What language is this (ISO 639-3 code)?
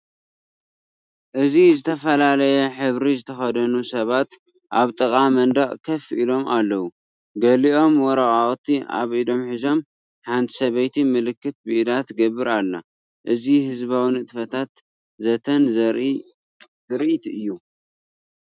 tir